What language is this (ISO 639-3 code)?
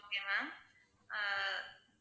tam